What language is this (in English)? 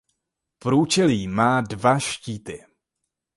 Czech